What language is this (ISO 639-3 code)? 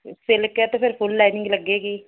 pan